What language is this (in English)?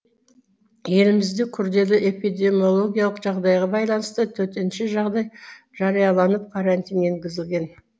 Kazakh